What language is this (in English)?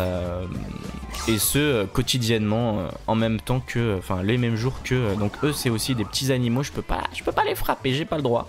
French